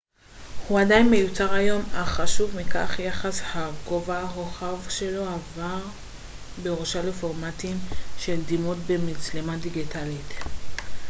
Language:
Hebrew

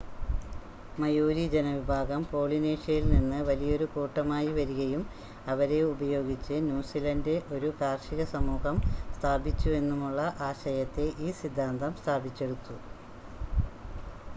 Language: Malayalam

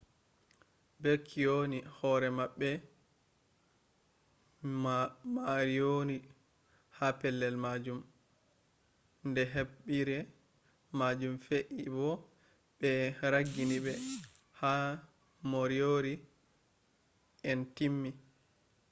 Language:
Fula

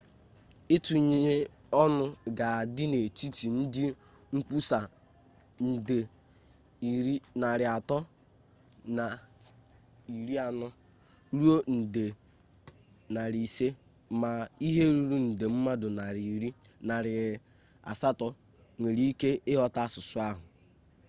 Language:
Igbo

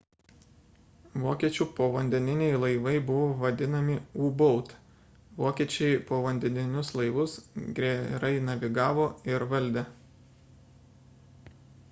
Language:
Lithuanian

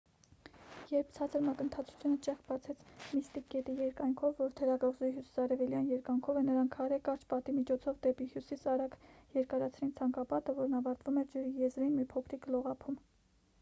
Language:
Armenian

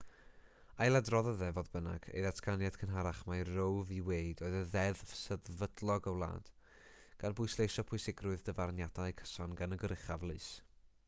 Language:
Welsh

